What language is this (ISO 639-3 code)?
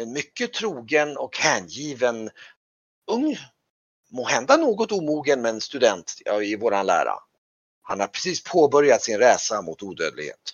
swe